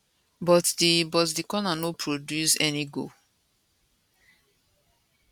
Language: Nigerian Pidgin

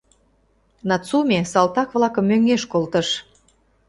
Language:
Mari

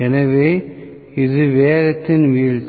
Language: Tamil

